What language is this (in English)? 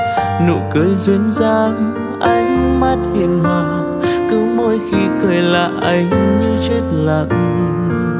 Vietnamese